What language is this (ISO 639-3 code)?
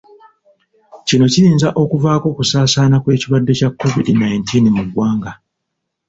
lug